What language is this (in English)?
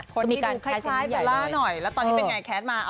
Thai